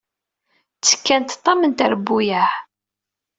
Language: Kabyle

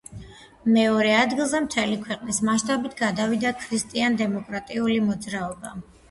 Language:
Georgian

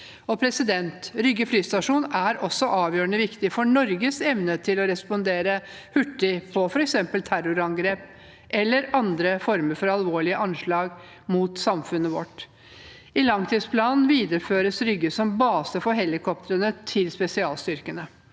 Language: Norwegian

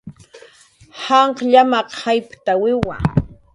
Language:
Jaqaru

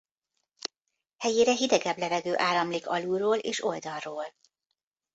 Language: Hungarian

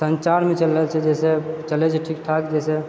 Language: Maithili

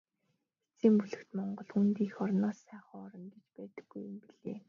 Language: Mongolian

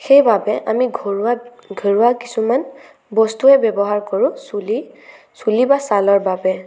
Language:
Assamese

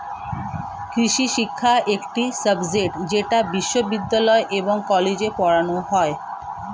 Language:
Bangla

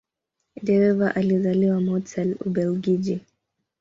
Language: Swahili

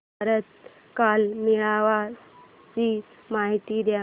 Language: Marathi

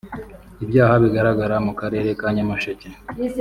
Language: Kinyarwanda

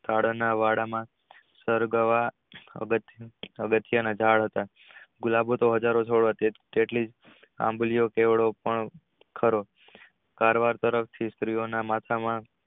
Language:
Gujarati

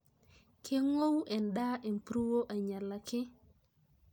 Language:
Masai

